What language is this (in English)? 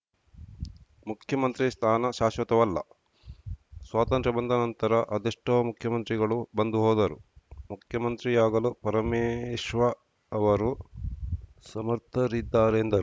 Kannada